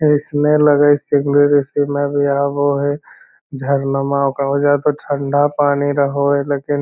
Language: Magahi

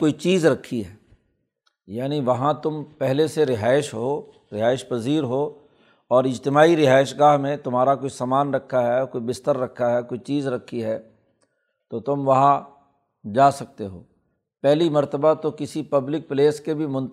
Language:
Urdu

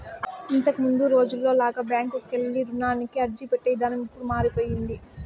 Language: Telugu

